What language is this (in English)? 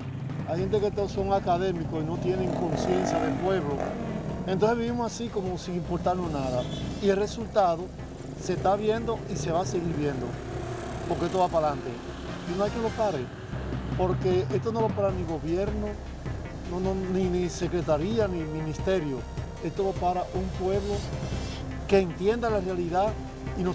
Spanish